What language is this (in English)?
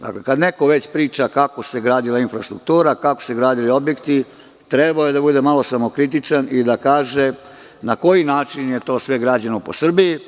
Serbian